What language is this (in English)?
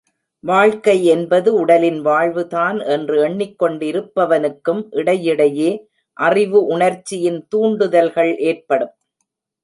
Tamil